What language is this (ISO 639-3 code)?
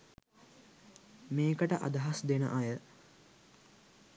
sin